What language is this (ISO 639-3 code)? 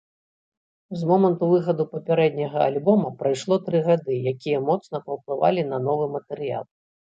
bel